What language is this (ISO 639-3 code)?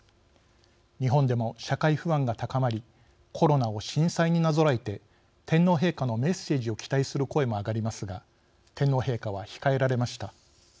jpn